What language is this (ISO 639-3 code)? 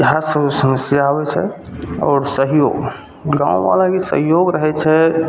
mai